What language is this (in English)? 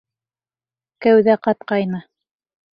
Bashkir